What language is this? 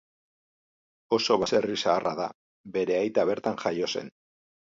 Basque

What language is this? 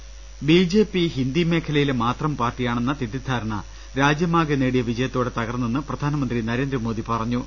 Malayalam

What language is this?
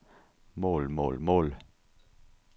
Danish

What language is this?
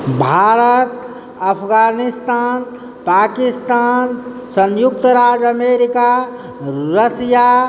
Maithili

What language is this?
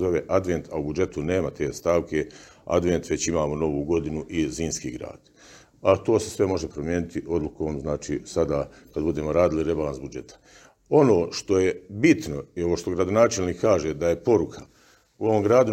Croatian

